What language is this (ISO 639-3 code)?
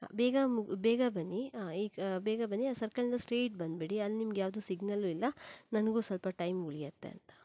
kan